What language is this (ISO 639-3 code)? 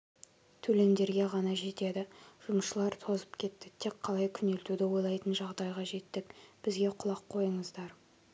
kaz